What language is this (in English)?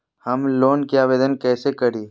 Magahi